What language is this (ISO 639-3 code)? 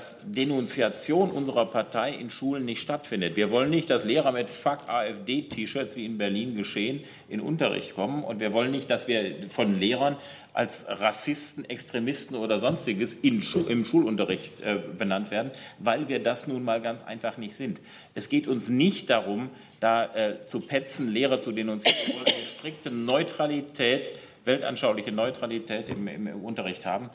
deu